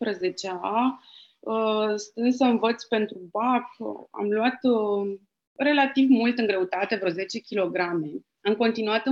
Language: Romanian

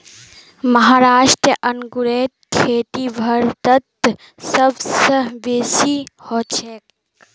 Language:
Magahi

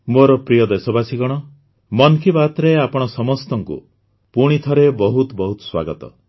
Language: Odia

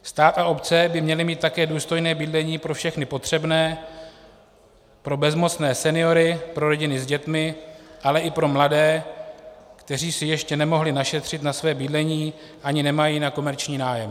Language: Czech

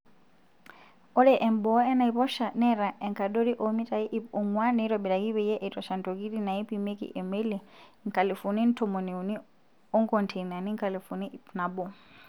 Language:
Masai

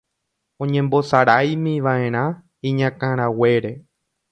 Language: Guarani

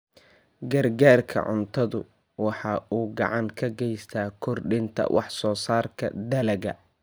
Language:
Somali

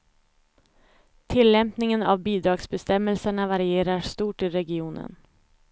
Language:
Swedish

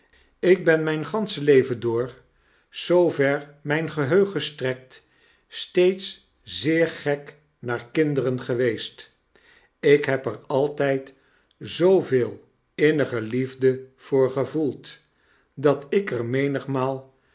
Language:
Dutch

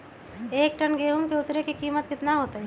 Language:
Magahi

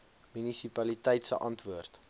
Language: Afrikaans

